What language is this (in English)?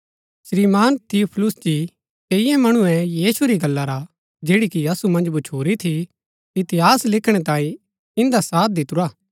Gaddi